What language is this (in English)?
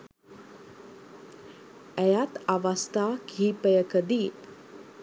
Sinhala